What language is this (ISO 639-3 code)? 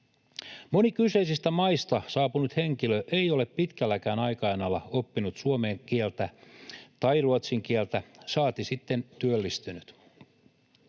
fin